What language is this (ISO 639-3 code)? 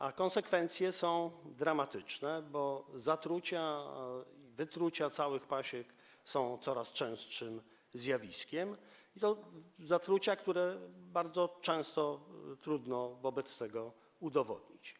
pol